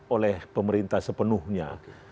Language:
Indonesian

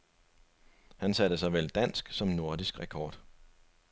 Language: Danish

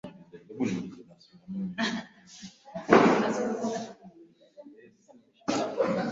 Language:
Swahili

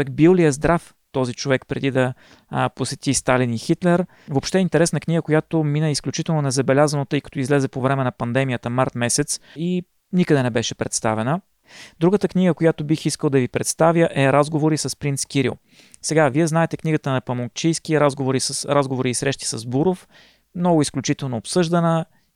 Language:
Bulgarian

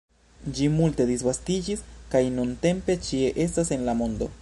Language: Esperanto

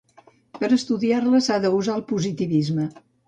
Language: Catalan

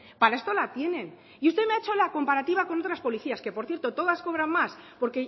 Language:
Spanish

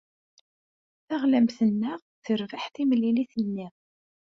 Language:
Kabyle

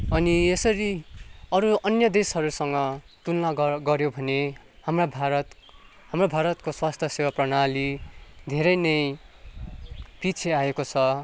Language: Nepali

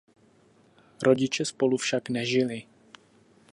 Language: Czech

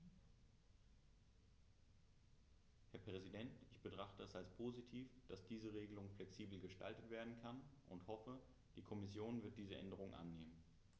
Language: German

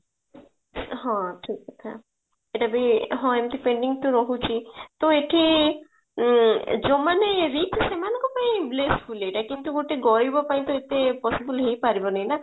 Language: Odia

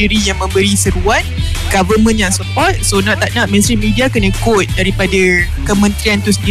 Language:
Malay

